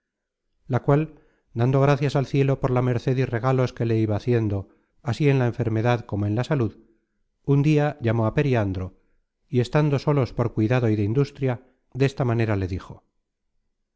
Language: Spanish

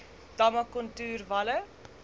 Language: Afrikaans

